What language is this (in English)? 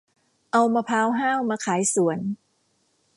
Thai